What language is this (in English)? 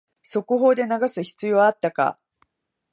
Japanese